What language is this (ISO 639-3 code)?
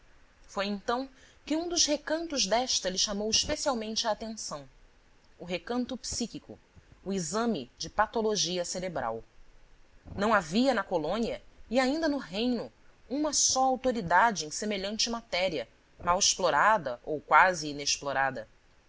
por